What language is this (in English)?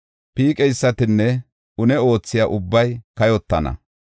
Gofa